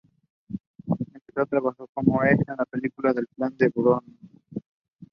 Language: English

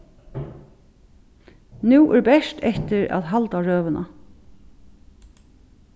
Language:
Faroese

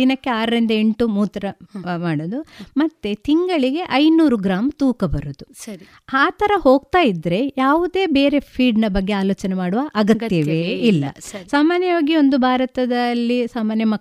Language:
Kannada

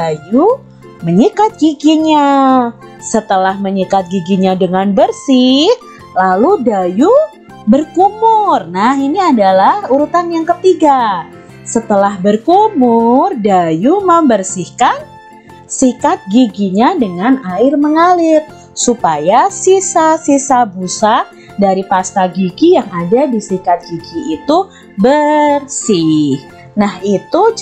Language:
Indonesian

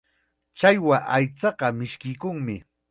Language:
Chiquián Ancash Quechua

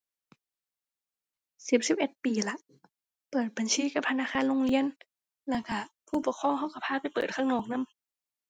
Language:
Thai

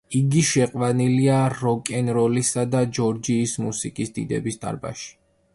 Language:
Georgian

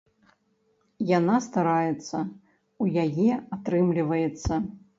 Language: Belarusian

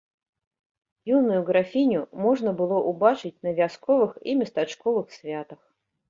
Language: Belarusian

